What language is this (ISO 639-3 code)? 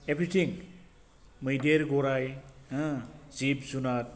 brx